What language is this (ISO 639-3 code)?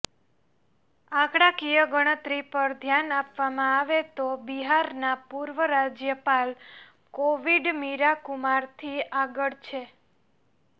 guj